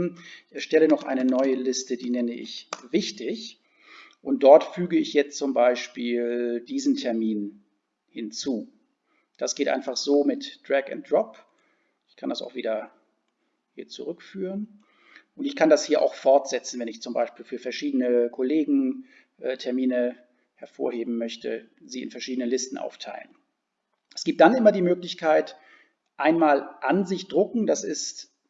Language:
German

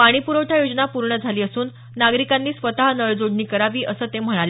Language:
Marathi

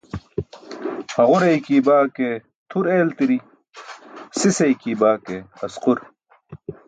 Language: Burushaski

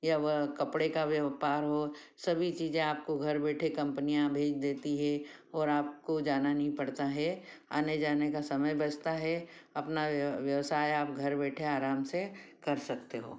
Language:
Hindi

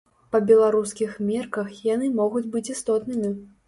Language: Belarusian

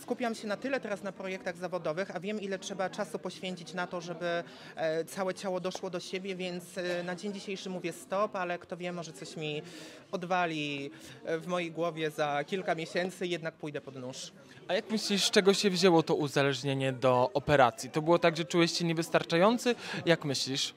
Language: Polish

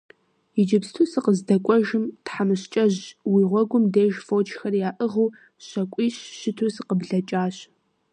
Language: Kabardian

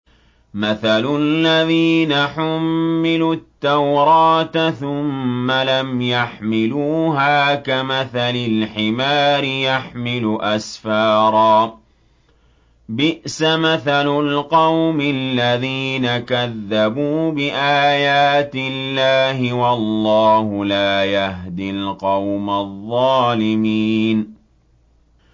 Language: Arabic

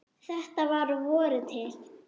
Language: Icelandic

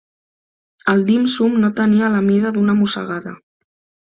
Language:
Catalan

